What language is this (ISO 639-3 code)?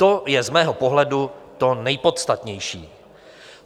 ces